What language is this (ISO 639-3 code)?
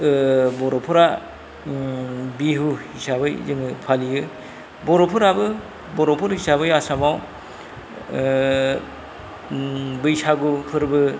brx